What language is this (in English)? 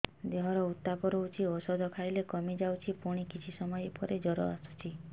Odia